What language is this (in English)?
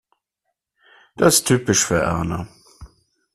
German